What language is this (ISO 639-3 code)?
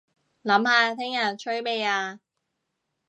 yue